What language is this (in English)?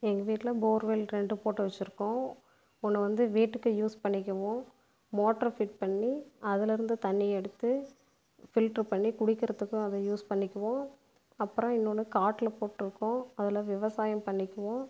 Tamil